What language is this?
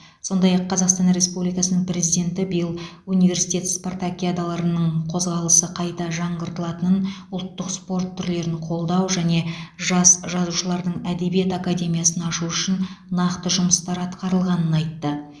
Kazakh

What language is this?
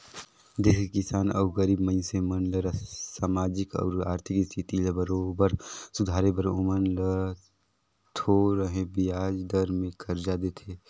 Chhattisgarhi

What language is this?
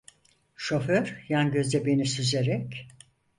Turkish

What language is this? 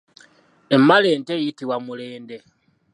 Ganda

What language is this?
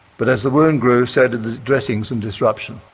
English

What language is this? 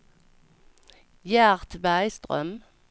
Swedish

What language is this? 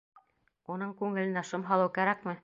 Bashkir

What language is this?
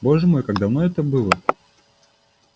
Russian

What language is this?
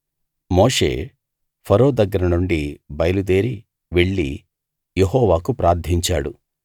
Telugu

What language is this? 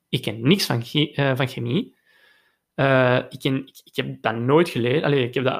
Dutch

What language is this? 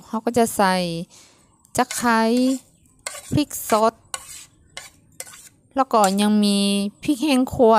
Thai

